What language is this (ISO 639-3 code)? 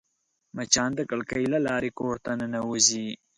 pus